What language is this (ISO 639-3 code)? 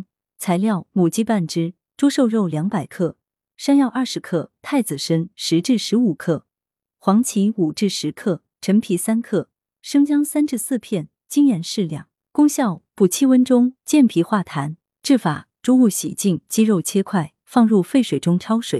zho